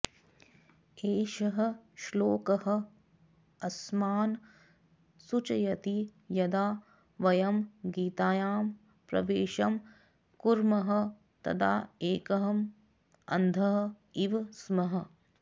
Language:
Sanskrit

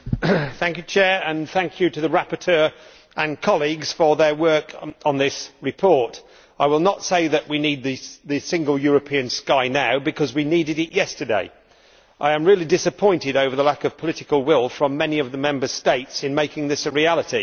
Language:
English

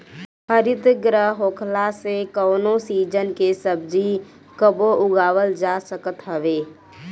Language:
Bhojpuri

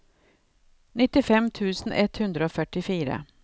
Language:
Norwegian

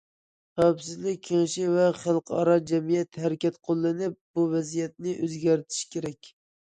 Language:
Uyghur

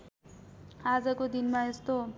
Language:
Nepali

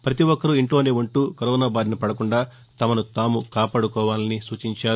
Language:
Telugu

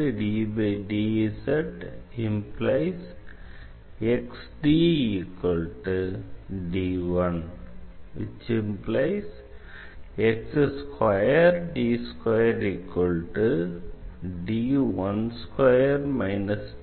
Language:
Tamil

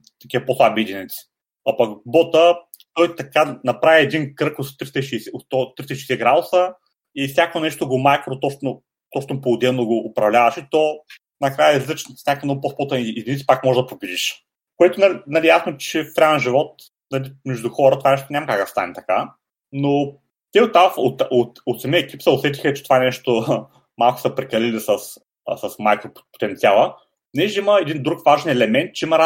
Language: Bulgarian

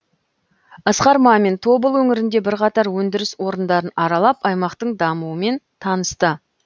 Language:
Kazakh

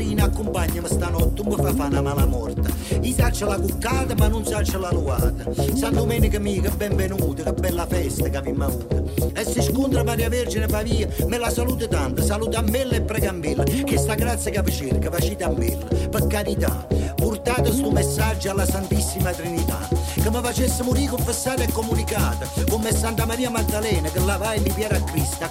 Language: French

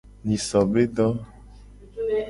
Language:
Gen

